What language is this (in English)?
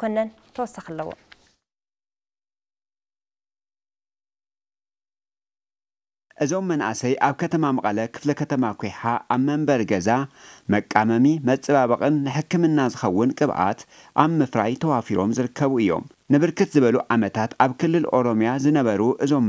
Arabic